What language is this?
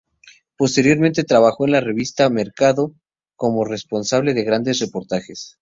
Spanish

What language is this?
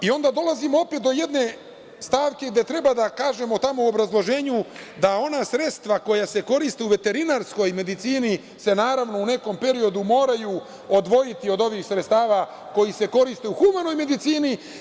Serbian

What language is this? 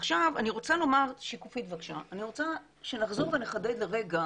Hebrew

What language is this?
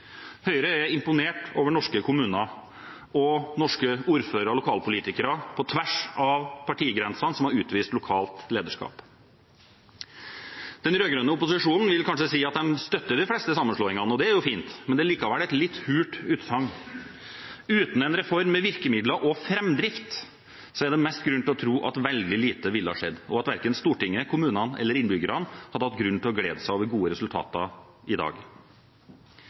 Norwegian Bokmål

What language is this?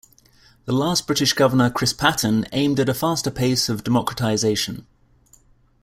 English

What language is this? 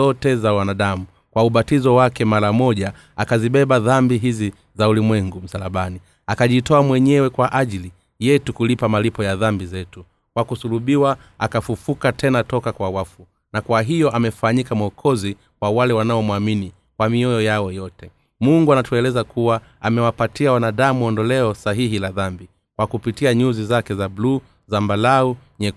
Swahili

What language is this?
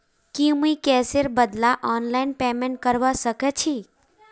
Magahi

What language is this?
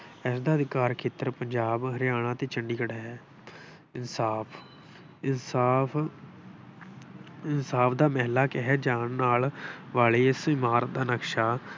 Punjabi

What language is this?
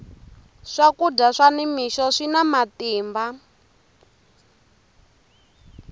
Tsonga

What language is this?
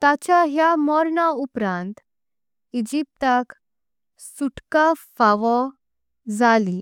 Konkani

